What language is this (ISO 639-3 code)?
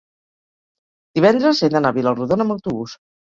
cat